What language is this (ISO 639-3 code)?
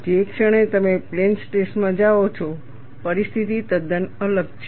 guj